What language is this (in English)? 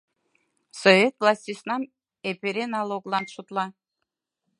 Mari